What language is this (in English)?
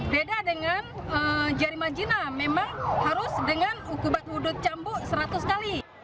Indonesian